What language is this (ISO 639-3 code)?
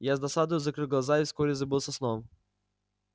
rus